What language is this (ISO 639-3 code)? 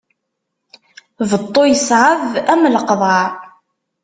kab